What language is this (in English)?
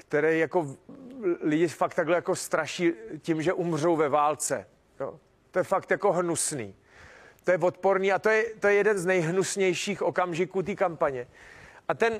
Czech